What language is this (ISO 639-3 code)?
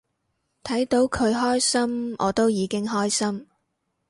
yue